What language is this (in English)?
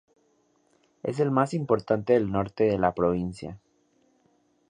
Spanish